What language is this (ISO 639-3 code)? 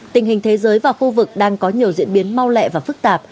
vie